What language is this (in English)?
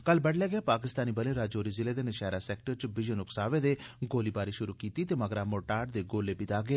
Dogri